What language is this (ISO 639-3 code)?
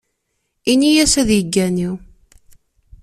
kab